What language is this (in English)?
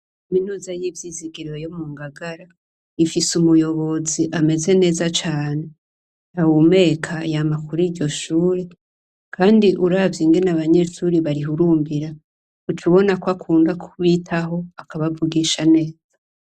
Rundi